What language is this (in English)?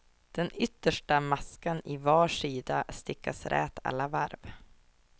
Swedish